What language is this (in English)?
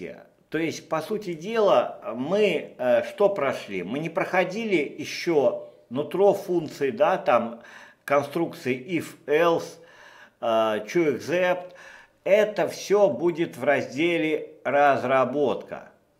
Russian